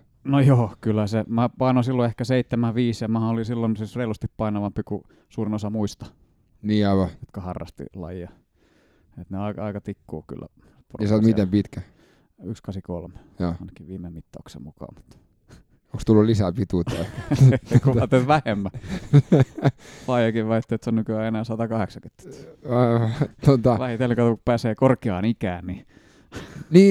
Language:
Finnish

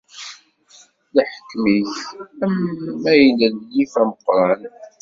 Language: Kabyle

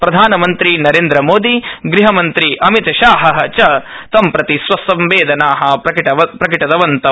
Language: Sanskrit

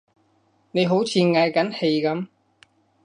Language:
Cantonese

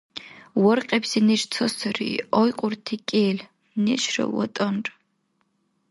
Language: Dargwa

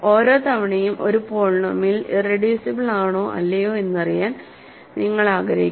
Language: Malayalam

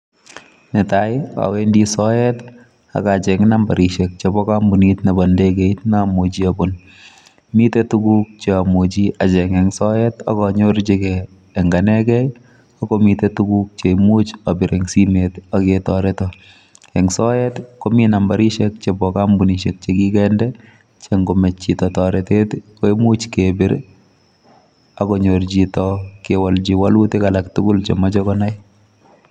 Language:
Kalenjin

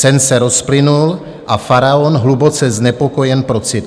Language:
Czech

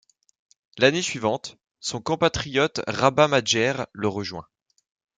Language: French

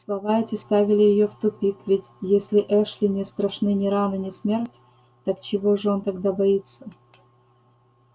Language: Russian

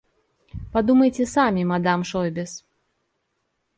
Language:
Russian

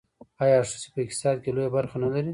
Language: Pashto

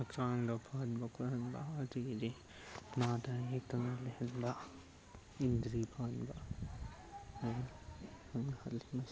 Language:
Manipuri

